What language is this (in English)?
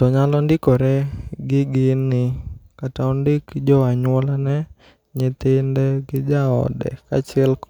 Luo (Kenya and Tanzania)